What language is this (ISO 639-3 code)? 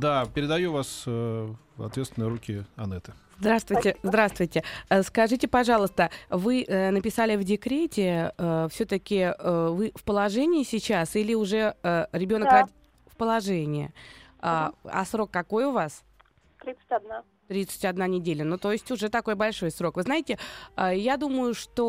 rus